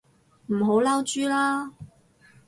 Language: Cantonese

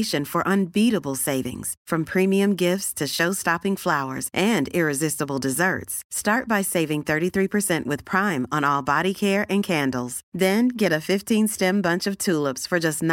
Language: Swedish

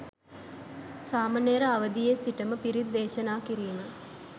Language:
Sinhala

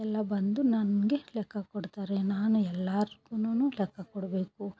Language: Kannada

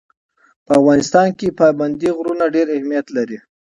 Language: Pashto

